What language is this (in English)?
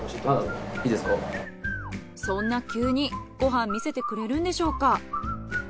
Japanese